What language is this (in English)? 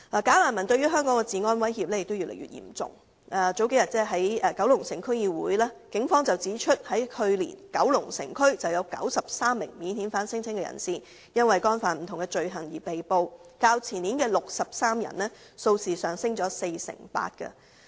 Cantonese